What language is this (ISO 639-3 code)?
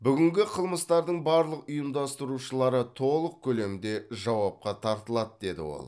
kaz